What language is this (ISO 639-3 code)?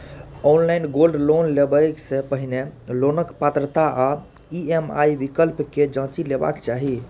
mai